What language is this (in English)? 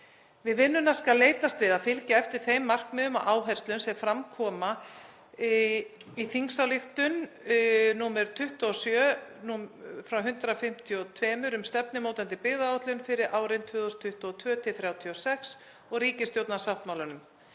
Icelandic